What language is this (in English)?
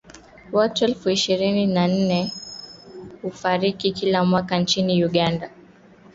Swahili